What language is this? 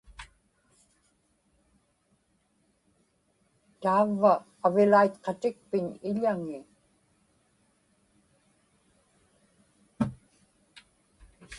Inupiaq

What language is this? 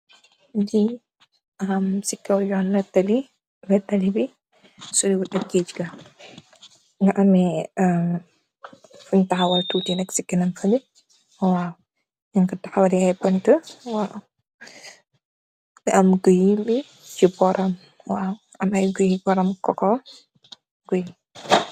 Wolof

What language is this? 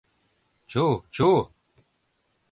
Mari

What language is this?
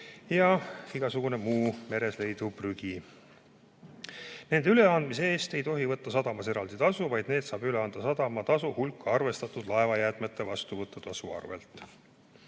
Estonian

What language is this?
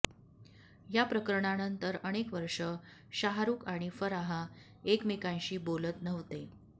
Marathi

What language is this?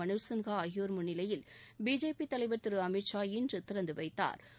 Tamil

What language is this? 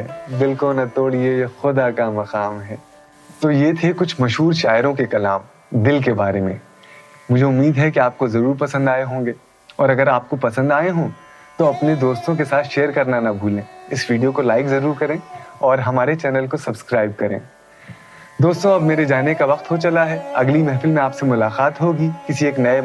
Urdu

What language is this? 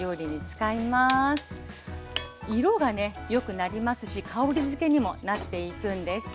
Japanese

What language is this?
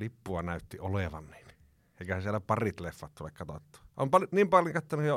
Finnish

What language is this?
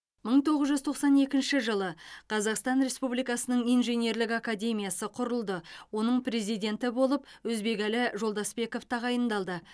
Kazakh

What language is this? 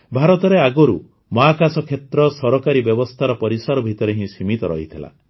Odia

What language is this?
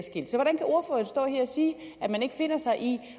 Danish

